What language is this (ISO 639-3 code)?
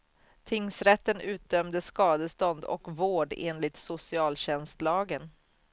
swe